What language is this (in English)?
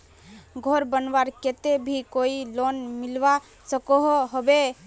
Magahi